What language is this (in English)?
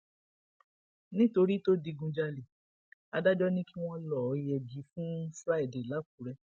Yoruba